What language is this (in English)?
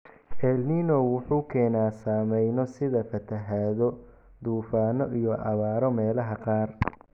Somali